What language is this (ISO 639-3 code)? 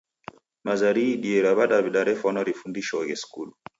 dav